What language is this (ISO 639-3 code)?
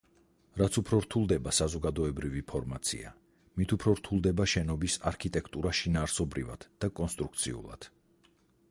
kat